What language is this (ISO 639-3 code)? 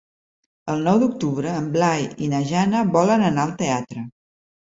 cat